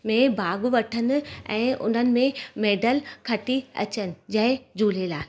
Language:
Sindhi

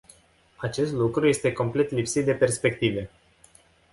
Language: Romanian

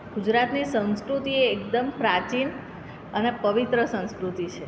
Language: Gujarati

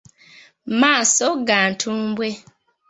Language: Ganda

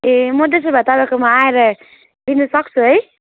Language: Nepali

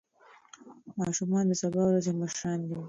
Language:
Pashto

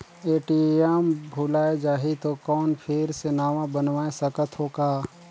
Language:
Chhattisgarhi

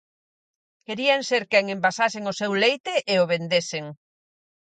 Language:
Galician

